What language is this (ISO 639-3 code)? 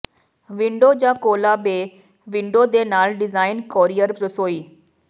pan